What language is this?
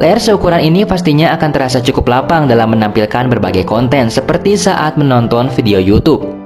Indonesian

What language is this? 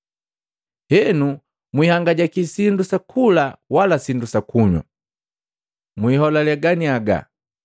Matengo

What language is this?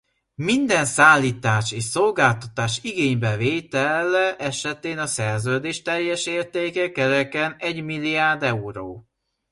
Hungarian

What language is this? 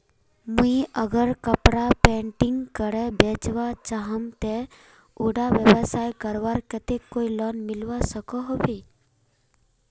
Magahi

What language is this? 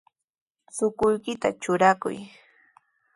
Sihuas Ancash Quechua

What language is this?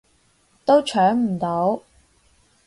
Cantonese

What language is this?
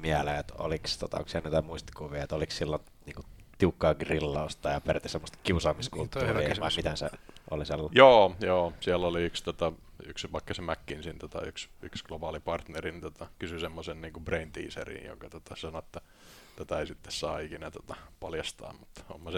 Finnish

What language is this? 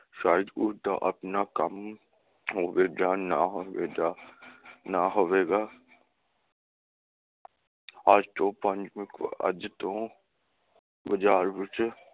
Punjabi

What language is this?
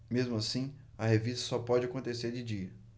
Portuguese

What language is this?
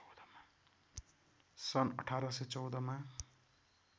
Nepali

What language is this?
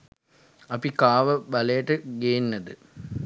Sinhala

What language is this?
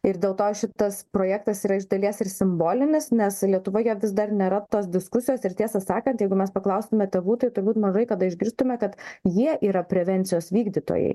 Lithuanian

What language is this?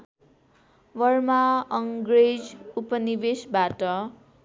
Nepali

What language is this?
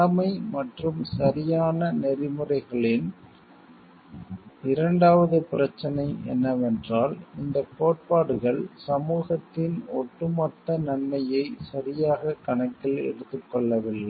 Tamil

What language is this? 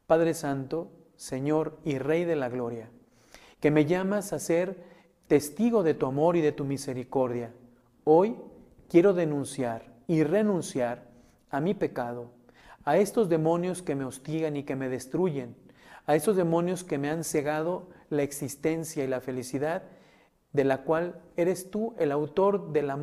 Spanish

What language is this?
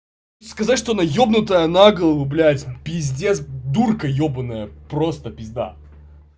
Russian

